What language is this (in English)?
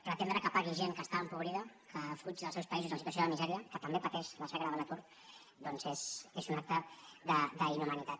Catalan